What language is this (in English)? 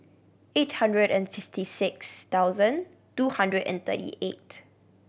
English